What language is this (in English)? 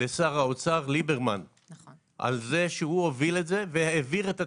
Hebrew